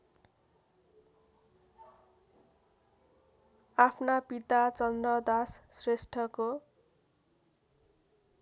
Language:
Nepali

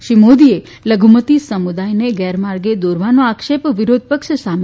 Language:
Gujarati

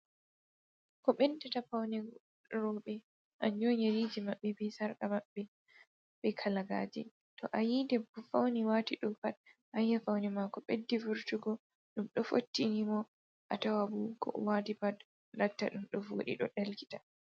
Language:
Fula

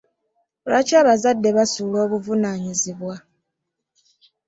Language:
Ganda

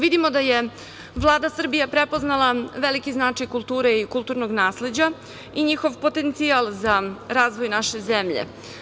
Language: Serbian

